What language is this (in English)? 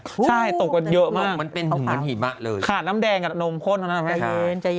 Thai